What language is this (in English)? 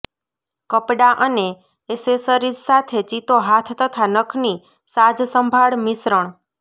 Gujarati